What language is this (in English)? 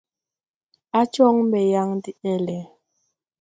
Tupuri